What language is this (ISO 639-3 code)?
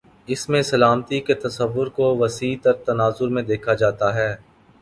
urd